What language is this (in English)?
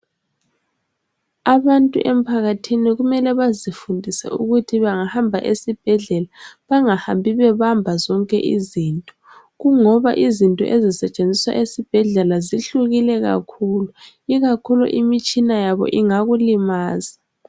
North Ndebele